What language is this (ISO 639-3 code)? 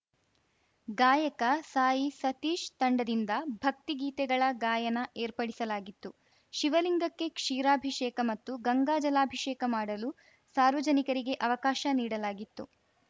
kan